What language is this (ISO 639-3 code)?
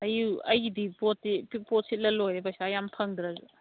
mni